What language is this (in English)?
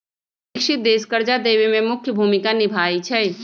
Magahi